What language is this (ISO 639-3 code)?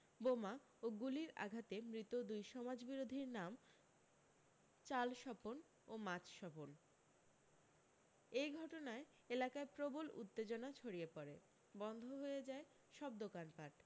ben